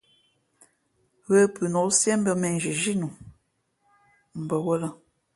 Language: Fe'fe'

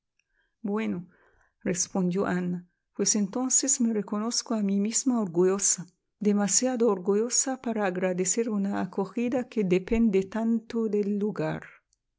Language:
Spanish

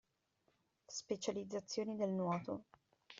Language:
Italian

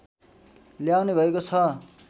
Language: Nepali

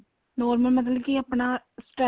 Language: Punjabi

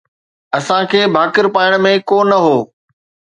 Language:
Sindhi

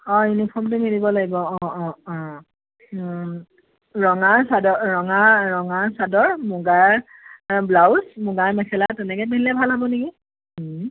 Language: Assamese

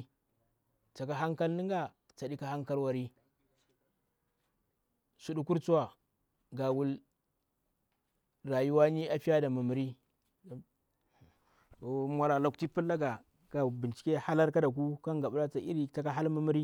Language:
Bura-Pabir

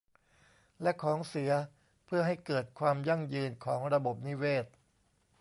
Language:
Thai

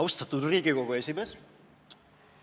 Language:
Estonian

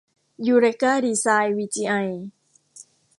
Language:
Thai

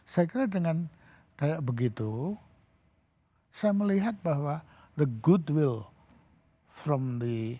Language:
Indonesian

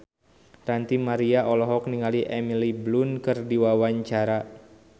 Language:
Sundanese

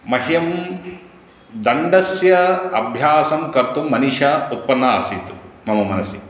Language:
Sanskrit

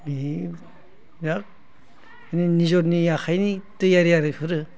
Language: Bodo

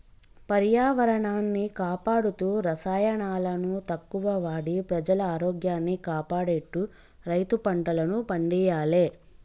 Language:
Telugu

